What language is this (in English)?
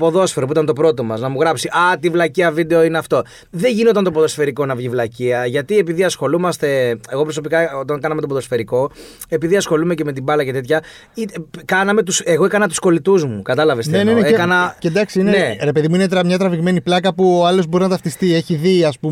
Greek